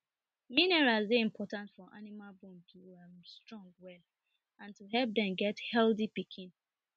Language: Nigerian Pidgin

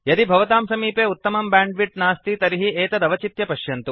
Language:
Sanskrit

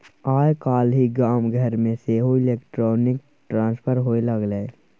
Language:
Maithili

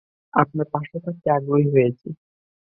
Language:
Bangla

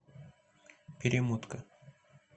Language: Russian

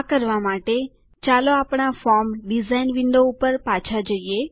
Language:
Gujarati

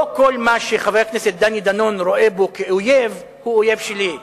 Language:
Hebrew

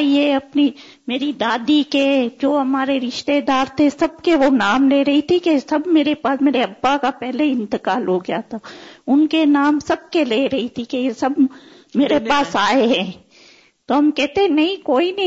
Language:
Urdu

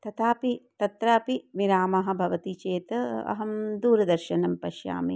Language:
Sanskrit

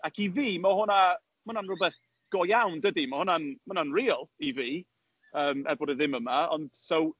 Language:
Welsh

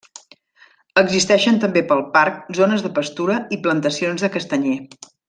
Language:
Catalan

